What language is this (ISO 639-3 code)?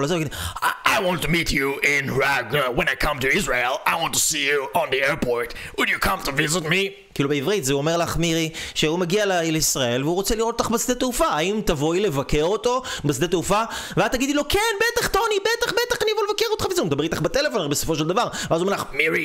heb